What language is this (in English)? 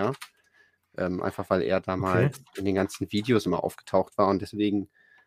German